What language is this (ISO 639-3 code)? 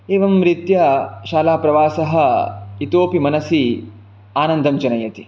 san